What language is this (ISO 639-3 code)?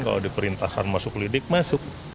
ind